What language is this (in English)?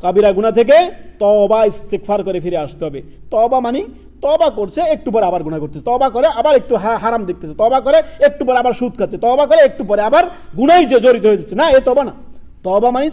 Bangla